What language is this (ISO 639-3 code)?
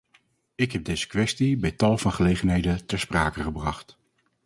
nld